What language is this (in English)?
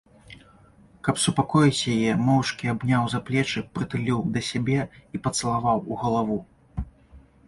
Belarusian